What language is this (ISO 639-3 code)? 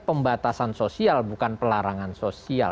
ind